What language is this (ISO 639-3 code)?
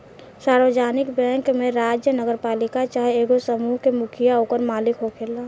bho